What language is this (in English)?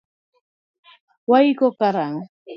Luo (Kenya and Tanzania)